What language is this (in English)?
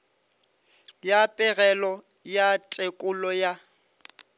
Northern Sotho